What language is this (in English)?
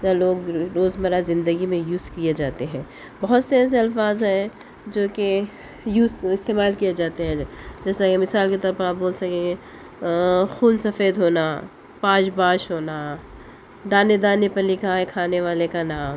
Urdu